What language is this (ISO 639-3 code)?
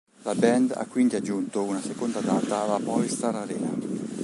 ita